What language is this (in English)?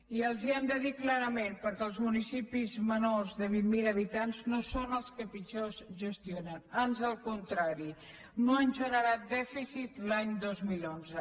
Catalan